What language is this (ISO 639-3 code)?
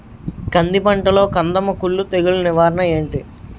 tel